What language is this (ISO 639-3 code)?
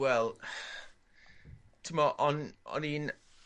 cym